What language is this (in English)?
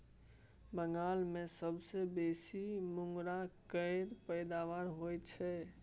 Maithili